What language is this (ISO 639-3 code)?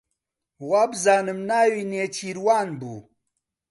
ckb